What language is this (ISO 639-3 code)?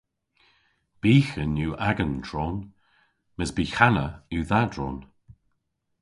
cor